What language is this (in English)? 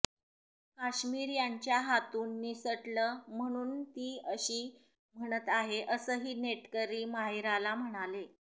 Marathi